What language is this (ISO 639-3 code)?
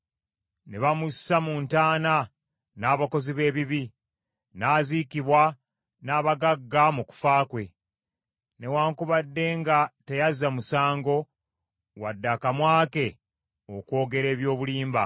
lug